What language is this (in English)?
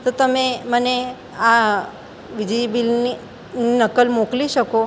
Gujarati